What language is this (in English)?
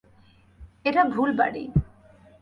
Bangla